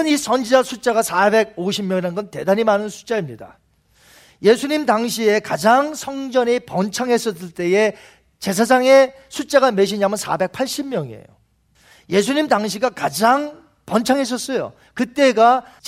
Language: Korean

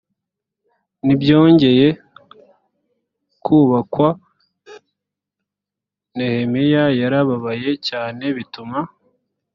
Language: Kinyarwanda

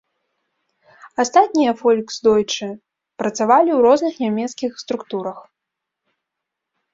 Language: Belarusian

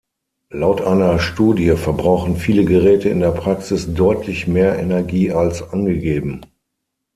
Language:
German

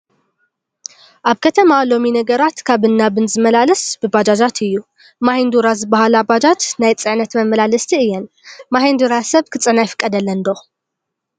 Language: Tigrinya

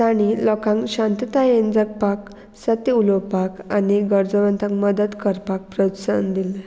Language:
Konkani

